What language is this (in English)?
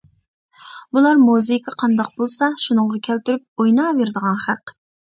Uyghur